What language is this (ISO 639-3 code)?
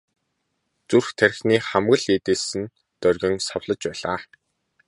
mon